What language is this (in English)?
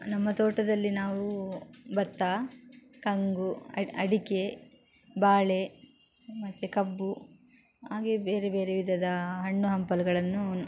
Kannada